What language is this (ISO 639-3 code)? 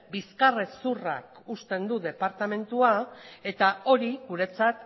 eus